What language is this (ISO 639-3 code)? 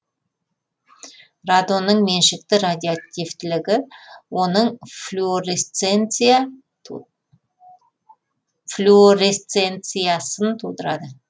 kaz